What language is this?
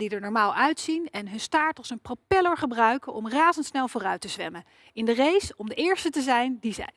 Dutch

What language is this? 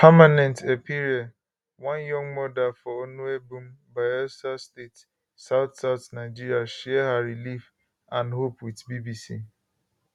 Nigerian Pidgin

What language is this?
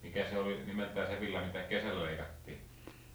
Finnish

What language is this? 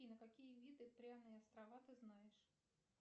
Russian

